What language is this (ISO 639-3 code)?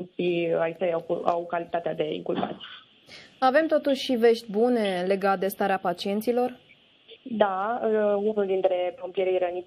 ron